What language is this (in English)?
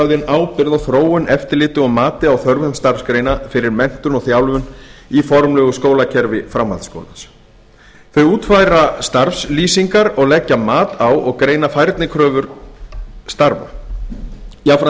Icelandic